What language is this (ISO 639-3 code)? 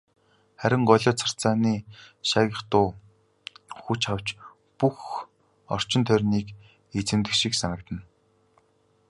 mon